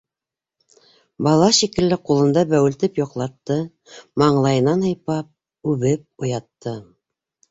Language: Bashkir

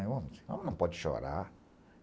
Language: Portuguese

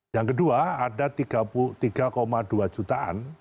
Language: Indonesian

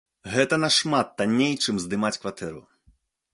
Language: Belarusian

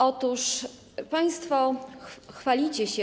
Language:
Polish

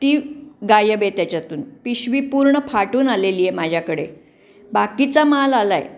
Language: Marathi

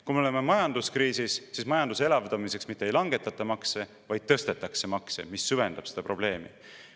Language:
Estonian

